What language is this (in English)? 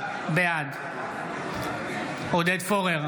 Hebrew